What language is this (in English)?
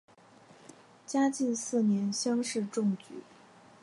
Chinese